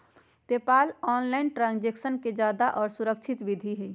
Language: Magahi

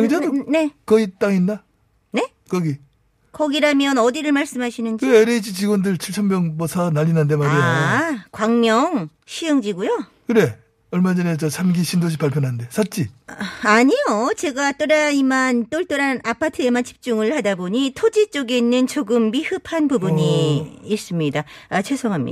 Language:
Korean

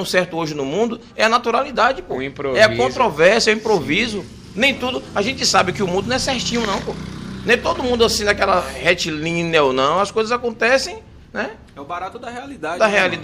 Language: Portuguese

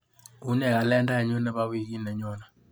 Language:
Kalenjin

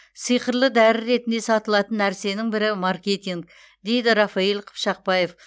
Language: Kazakh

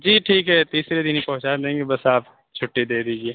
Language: Urdu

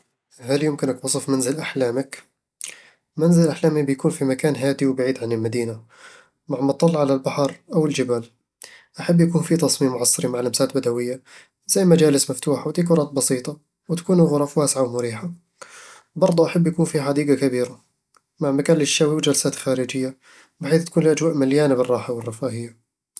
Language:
Eastern Egyptian Bedawi Arabic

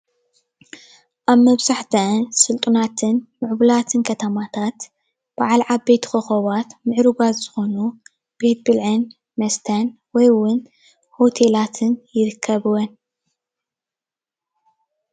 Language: Tigrinya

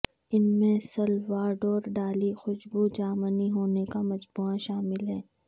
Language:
Urdu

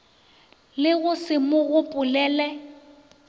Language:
Northern Sotho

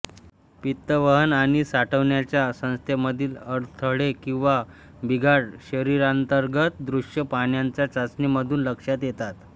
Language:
Marathi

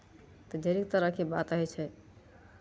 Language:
Maithili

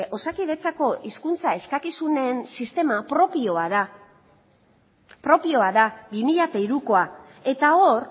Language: Basque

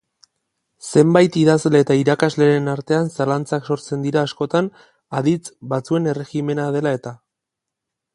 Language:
Basque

